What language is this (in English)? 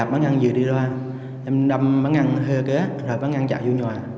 Vietnamese